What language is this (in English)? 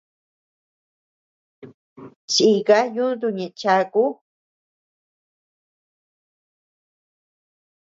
Tepeuxila Cuicatec